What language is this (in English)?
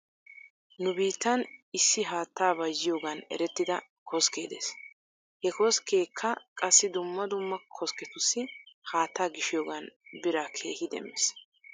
Wolaytta